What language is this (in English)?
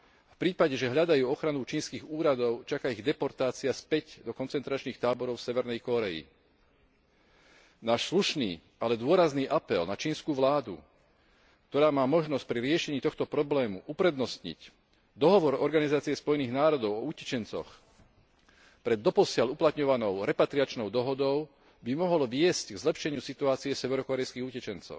Slovak